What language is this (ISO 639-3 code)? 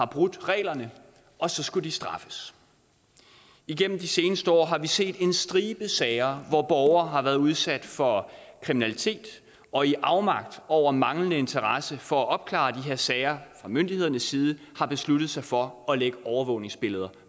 dan